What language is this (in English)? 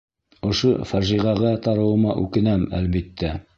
Bashkir